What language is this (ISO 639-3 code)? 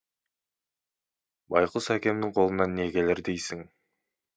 kaz